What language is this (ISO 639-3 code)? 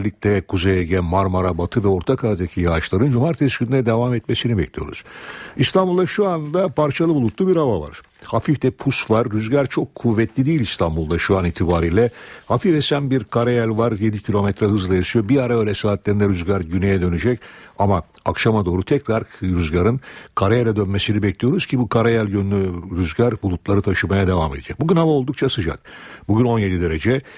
tur